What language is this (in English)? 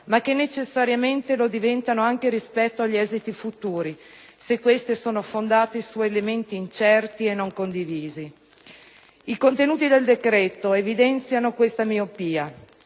Italian